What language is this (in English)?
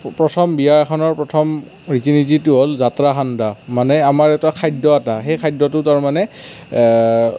Assamese